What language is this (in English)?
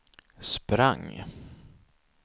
Swedish